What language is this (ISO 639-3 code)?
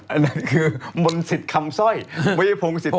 tha